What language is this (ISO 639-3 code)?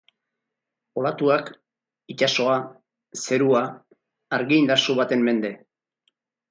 eus